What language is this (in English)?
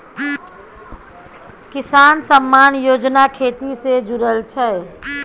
Maithili